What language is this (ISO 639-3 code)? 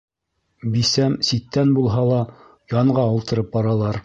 bak